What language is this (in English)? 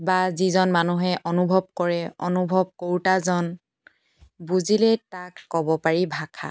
Assamese